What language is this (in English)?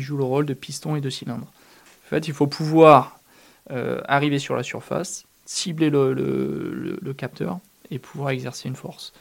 French